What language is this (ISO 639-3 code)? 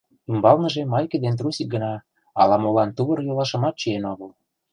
chm